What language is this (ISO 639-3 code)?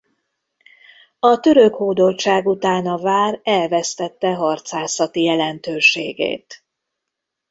hun